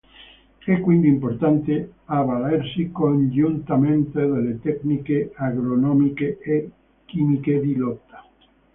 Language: Italian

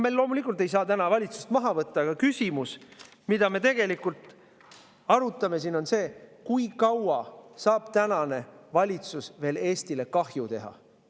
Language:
Estonian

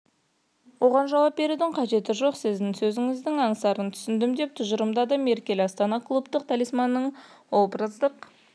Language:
Kazakh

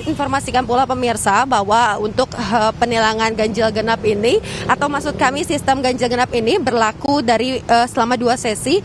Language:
Indonesian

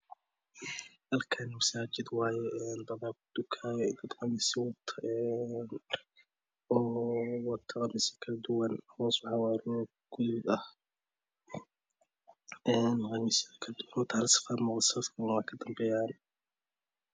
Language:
Somali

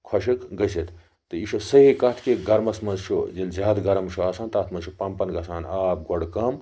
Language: Kashmiri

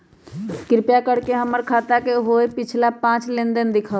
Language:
Magahi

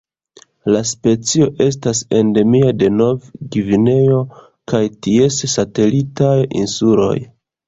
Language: Esperanto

